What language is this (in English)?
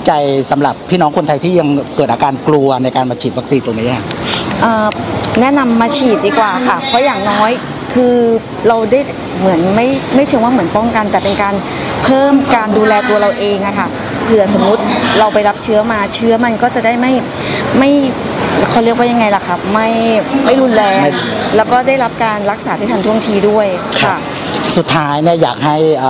Thai